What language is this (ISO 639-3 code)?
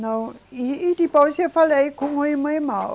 por